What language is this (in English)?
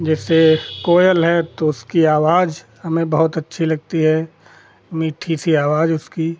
Hindi